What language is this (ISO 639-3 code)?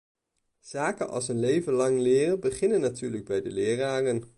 nld